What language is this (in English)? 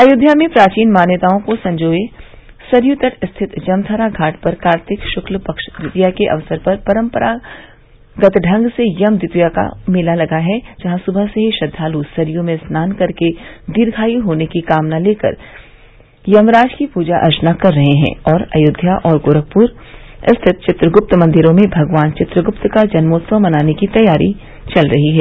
Hindi